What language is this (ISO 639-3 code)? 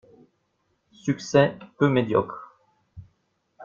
fra